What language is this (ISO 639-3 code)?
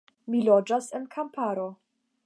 epo